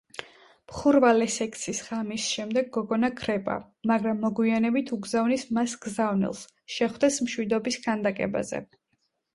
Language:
Georgian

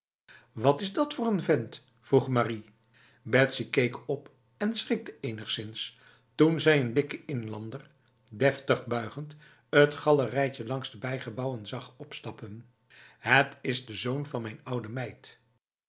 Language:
Dutch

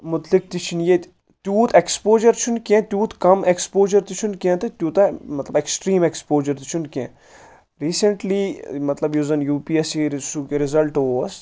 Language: Kashmiri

